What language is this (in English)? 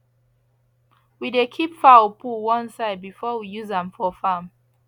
Nigerian Pidgin